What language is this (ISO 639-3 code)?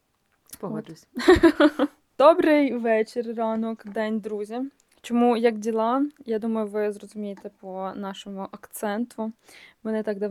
ukr